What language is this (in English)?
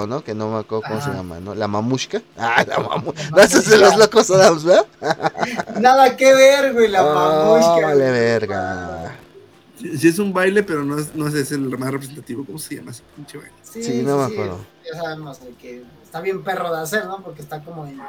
Spanish